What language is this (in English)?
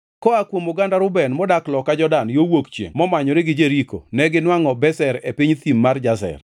Luo (Kenya and Tanzania)